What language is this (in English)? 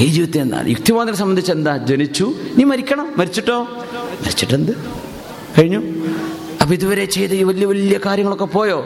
Malayalam